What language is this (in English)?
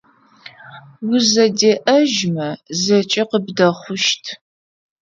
Adyghe